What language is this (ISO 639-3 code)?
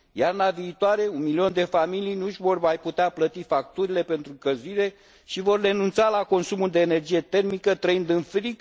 ron